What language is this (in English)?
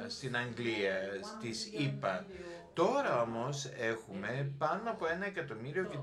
Greek